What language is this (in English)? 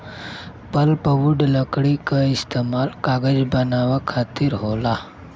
Bhojpuri